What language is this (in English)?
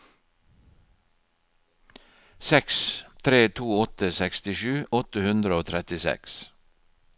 Norwegian